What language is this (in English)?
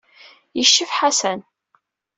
Kabyle